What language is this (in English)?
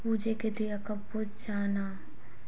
Hindi